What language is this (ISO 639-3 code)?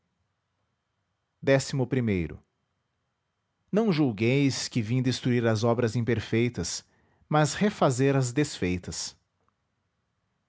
por